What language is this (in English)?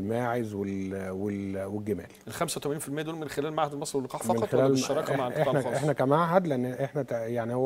Arabic